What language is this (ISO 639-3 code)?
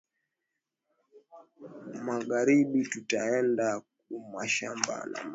swa